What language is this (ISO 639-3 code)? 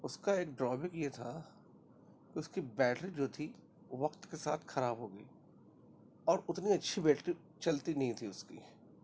urd